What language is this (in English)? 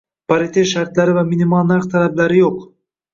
Uzbek